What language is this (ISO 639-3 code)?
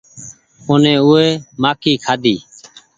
gig